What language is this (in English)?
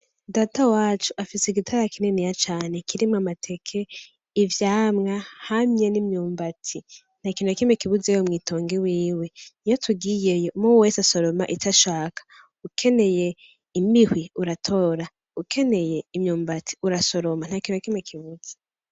Rundi